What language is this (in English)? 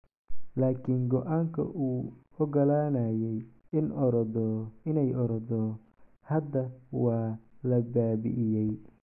Somali